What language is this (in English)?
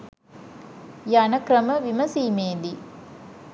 Sinhala